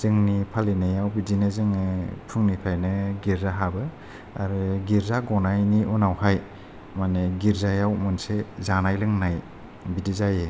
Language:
Bodo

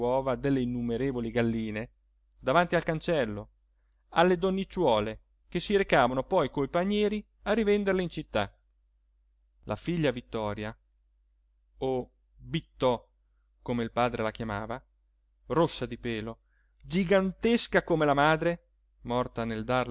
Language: Italian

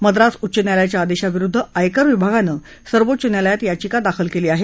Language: Marathi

